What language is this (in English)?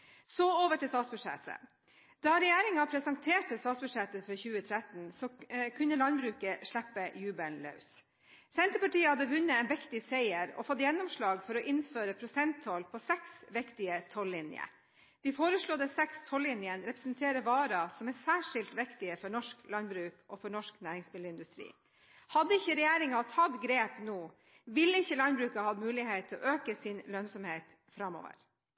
Norwegian Bokmål